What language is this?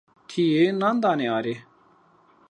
Zaza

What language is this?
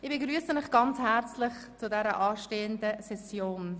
Swiss German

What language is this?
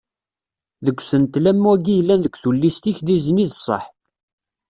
Kabyle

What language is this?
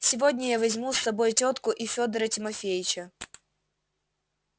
Russian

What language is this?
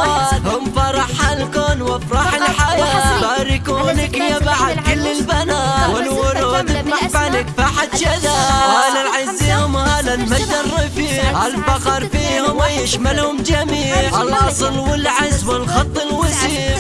Arabic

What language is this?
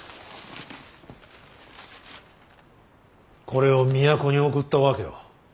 Japanese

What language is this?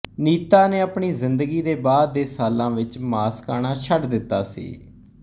Punjabi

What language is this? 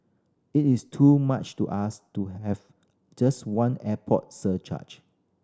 English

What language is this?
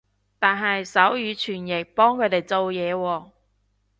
Cantonese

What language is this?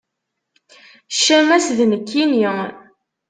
Kabyle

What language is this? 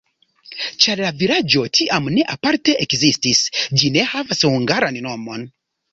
Esperanto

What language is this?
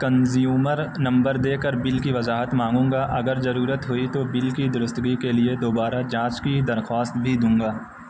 Urdu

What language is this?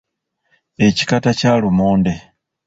Ganda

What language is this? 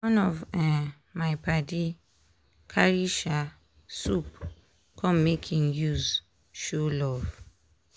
Nigerian Pidgin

